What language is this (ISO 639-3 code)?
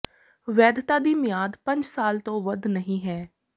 pan